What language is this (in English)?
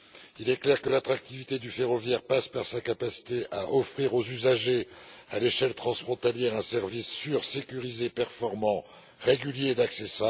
French